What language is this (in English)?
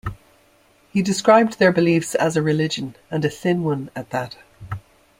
English